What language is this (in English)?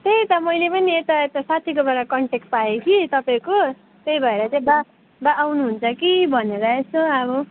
Nepali